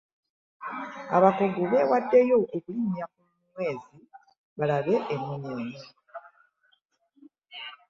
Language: Ganda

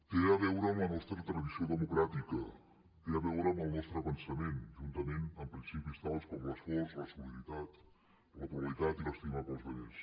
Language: Catalan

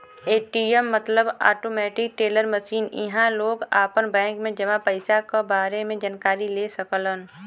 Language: Bhojpuri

